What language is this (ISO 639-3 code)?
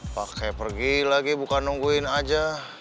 ind